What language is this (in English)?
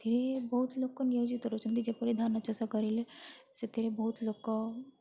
Odia